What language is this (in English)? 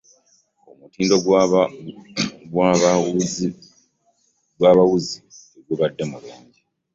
Ganda